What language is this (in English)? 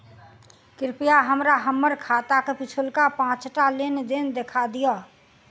Maithili